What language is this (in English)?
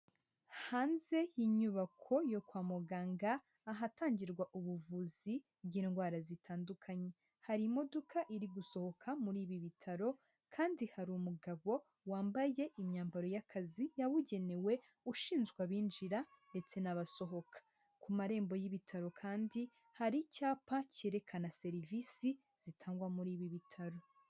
Kinyarwanda